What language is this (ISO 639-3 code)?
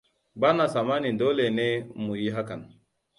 hau